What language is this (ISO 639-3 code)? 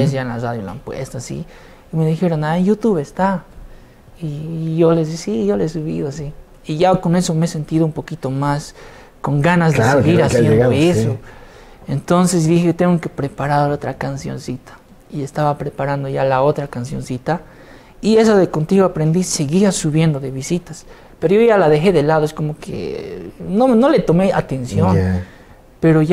spa